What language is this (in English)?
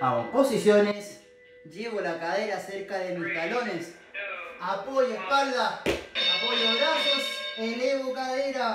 Spanish